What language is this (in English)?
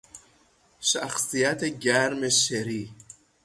Persian